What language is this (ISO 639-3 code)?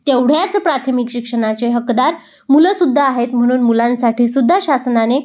mar